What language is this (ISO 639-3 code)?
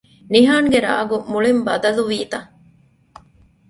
div